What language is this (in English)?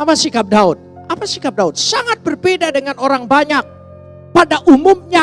Indonesian